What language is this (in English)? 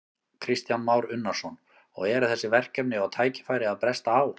Icelandic